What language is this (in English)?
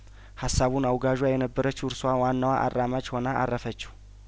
Amharic